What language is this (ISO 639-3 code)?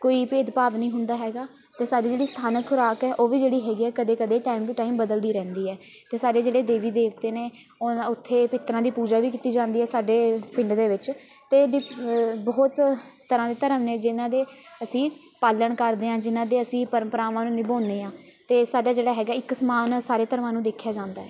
pan